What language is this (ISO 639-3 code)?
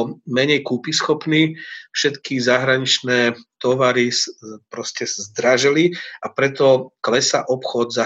slk